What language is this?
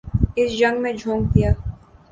Urdu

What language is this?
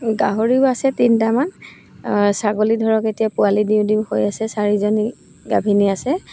Assamese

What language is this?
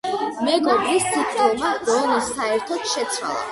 Georgian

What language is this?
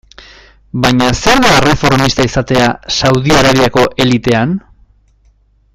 Basque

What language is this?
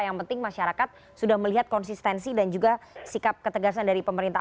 Indonesian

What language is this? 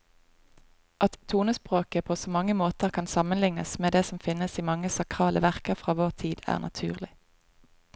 Norwegian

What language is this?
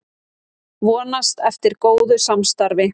Icelandic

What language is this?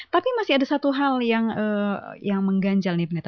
Indonesian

